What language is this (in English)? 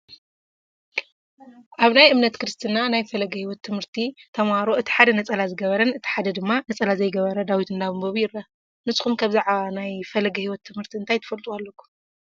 Tigrinya